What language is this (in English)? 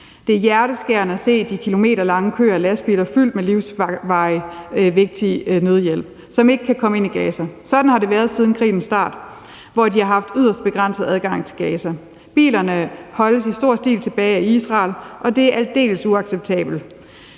Danish